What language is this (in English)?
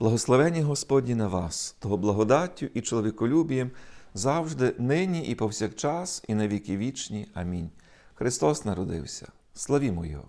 Ukrainian